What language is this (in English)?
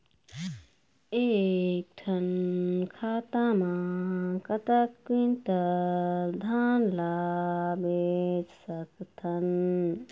Chhattisgarhi